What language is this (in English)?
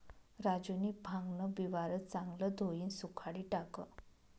Marathi